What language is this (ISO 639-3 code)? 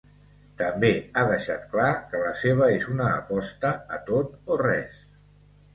cat